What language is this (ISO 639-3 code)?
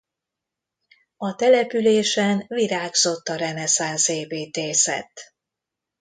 hun